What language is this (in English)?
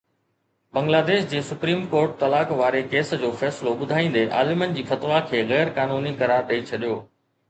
Sindhi